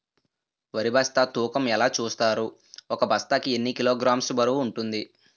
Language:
Telugu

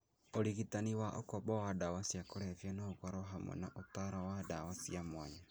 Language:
Kikuyu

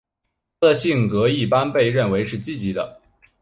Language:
Chinese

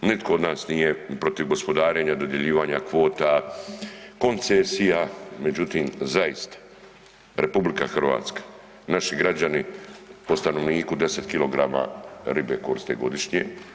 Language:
Croatian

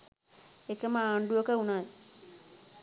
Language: Sinhala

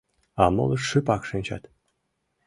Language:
Mari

